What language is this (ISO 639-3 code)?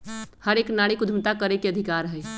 mag